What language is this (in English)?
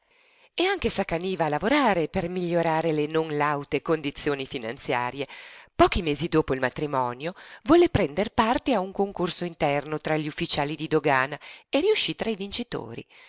Italian